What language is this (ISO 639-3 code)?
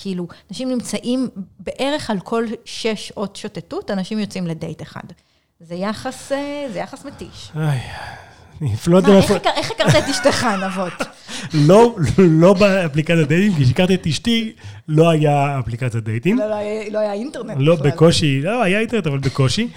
heb